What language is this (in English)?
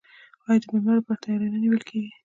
Pashto